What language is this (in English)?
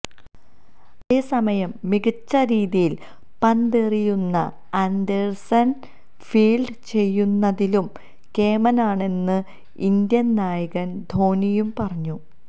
Malayalam